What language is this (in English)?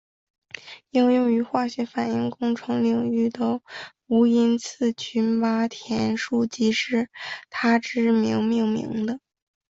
Chinese